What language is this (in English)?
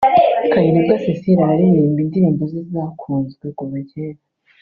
Kinyarwanda